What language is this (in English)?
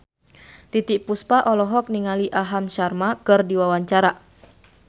Sundanese